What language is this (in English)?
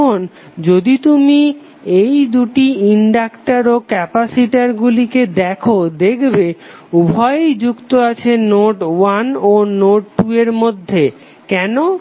Bangla